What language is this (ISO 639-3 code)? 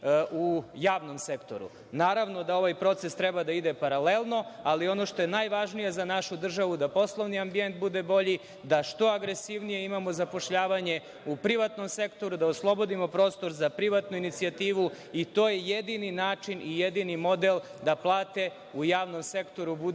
srp